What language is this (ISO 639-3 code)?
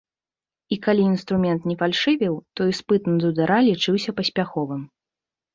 bel